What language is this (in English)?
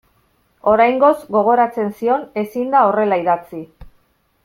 Basque